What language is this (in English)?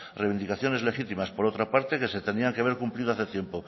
Spanish